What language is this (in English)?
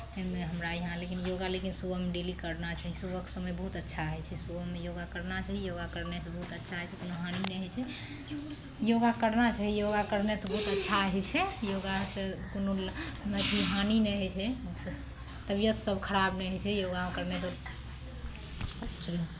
Maithili